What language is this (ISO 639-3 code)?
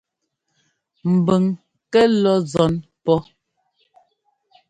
jgo